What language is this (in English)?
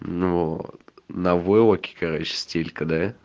Russian